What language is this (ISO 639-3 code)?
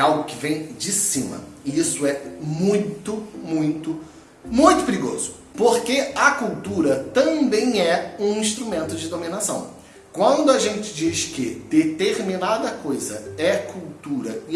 por